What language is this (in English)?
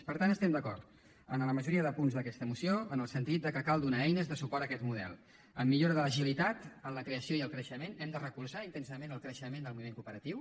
Catalan